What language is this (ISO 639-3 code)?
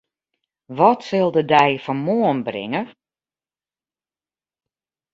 fry